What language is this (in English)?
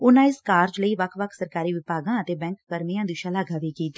Punjabi